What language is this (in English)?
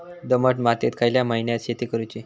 Marathi